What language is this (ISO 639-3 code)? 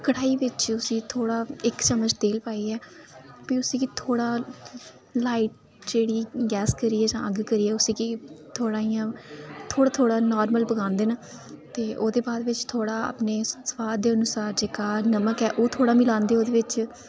doi